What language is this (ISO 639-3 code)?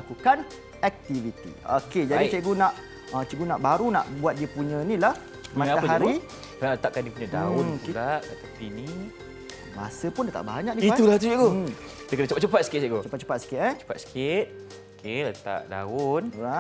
msa